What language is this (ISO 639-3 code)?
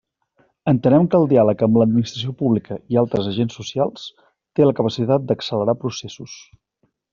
cat